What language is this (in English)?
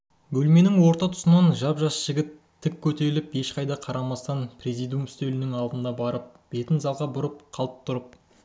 Kazakh